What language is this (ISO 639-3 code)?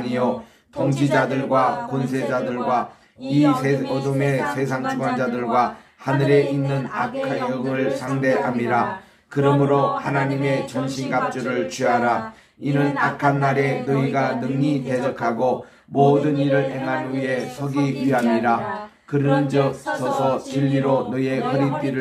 kor